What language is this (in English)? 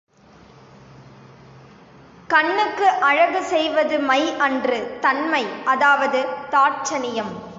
Tamil